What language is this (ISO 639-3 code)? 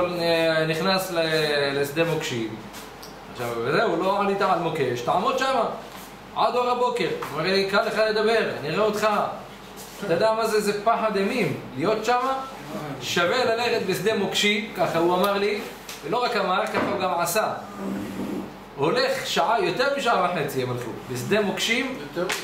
heb